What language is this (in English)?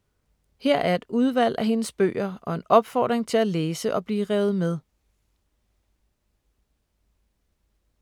Danish